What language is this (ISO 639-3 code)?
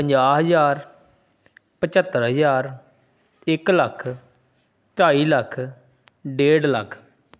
pan